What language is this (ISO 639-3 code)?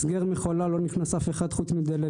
heb